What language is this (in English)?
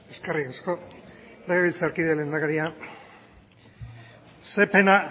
Basque